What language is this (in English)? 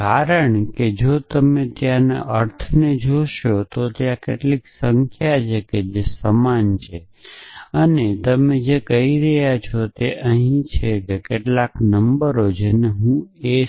Gujarati